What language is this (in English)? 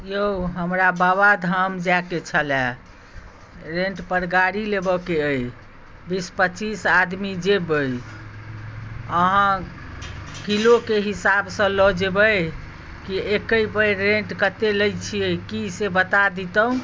Maithili